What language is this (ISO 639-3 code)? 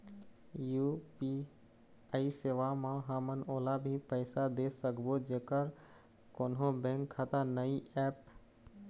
hne